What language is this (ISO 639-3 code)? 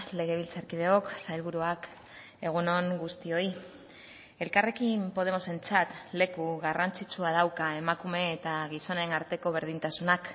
eus